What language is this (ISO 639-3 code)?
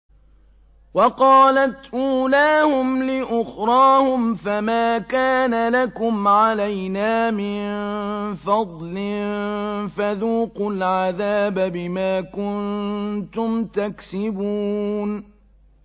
ara